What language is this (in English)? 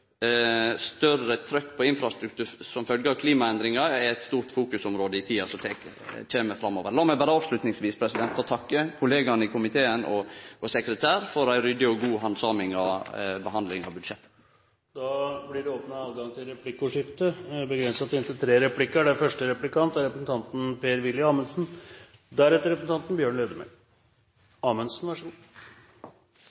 Norwegian